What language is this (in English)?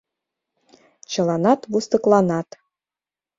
Mari